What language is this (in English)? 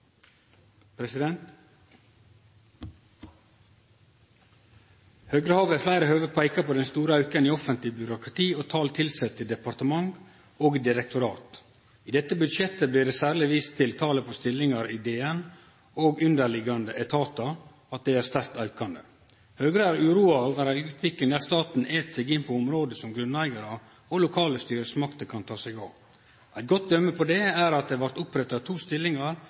Norwegian Nynorsk